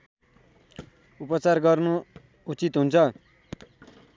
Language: Nepali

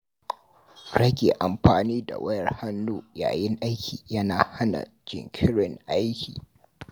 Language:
Hausa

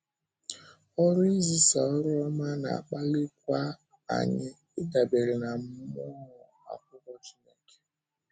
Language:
Igbo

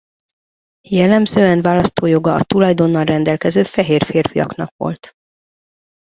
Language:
Hungarian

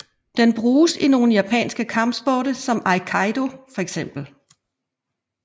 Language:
Danish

